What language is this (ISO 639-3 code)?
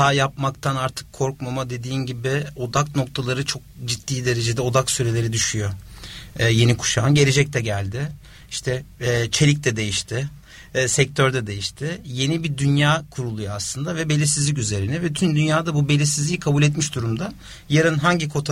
tur